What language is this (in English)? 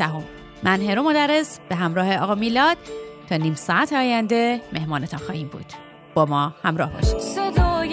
Persian